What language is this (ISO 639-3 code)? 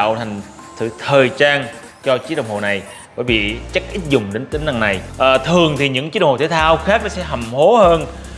vie